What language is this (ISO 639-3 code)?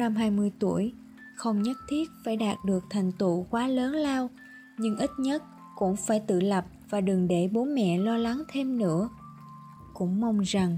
vie